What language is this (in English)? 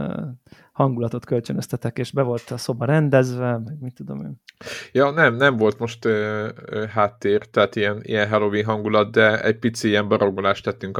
Hungarian